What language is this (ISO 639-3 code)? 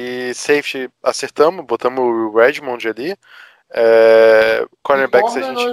por